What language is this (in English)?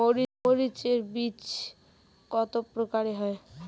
Bangla